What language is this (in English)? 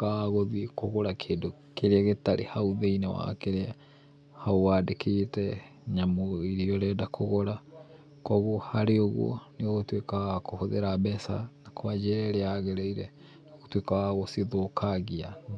Kikuyu